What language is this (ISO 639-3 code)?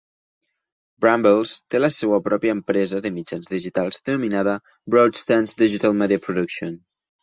cat